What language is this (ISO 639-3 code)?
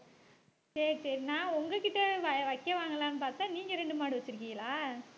tam